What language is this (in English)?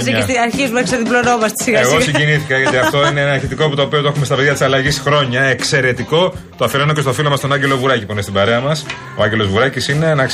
Greek